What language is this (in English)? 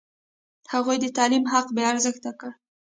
Pashto